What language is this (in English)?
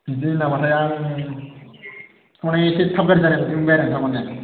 Bodo